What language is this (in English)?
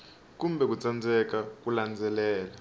Tsonga